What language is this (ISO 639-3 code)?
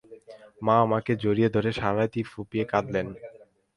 ben